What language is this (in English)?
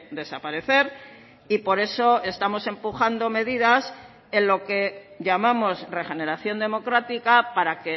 Spanish